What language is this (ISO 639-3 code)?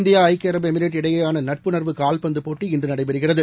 tam